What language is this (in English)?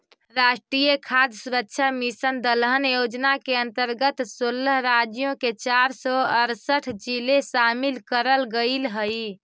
Magahi